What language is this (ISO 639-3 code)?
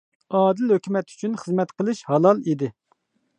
uig